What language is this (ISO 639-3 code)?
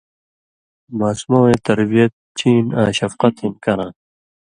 mvy